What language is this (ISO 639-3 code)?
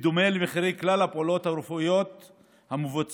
heb